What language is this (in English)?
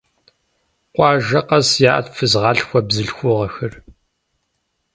Kabardian